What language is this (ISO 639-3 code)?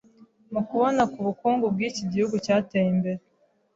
kin